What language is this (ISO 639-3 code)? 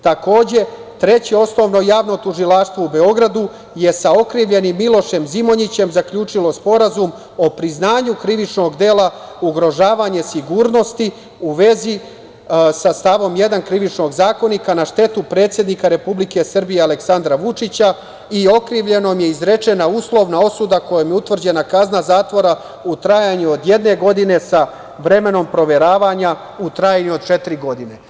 srp